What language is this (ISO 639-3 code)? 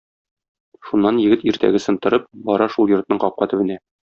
tat